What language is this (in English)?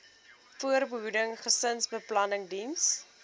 Afrikaans